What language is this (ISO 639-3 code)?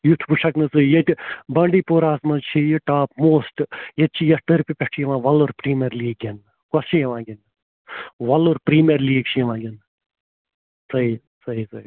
kas